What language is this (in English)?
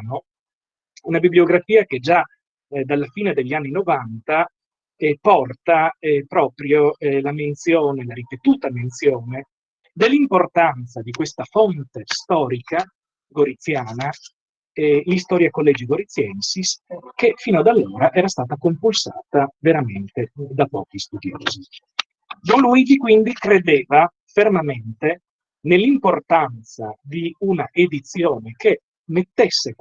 Italian